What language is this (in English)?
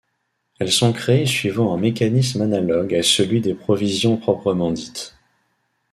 French